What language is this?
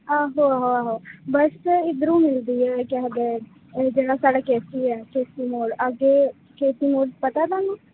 Dogri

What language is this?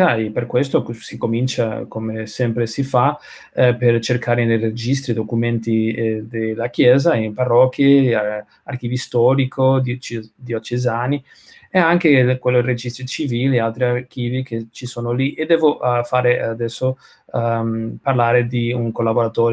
Italian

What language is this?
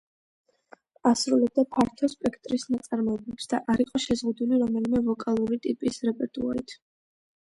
Georgian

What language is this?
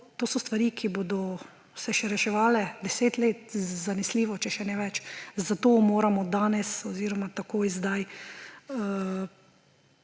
Slovenian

